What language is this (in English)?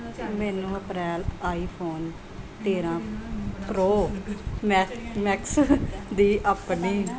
Punjabi